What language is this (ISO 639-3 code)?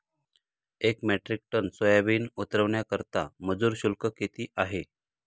mar